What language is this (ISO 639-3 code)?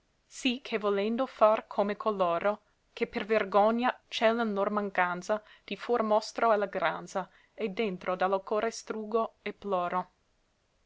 ita